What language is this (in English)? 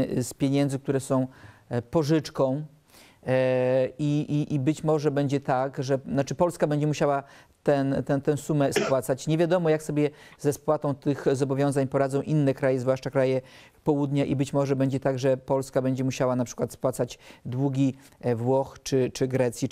Polish